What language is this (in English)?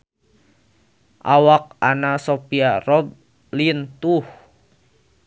Sundanese